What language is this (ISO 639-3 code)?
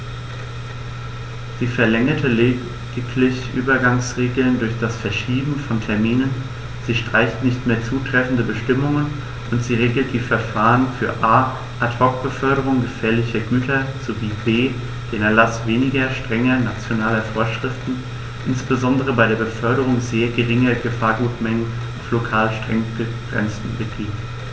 deu